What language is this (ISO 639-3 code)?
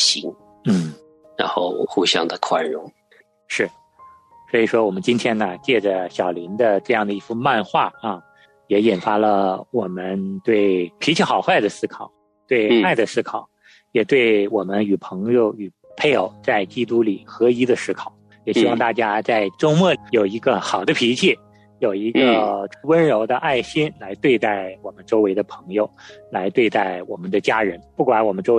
zho